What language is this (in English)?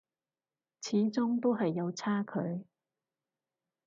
Cantonese